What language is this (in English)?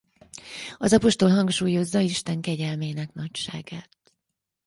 Hungarian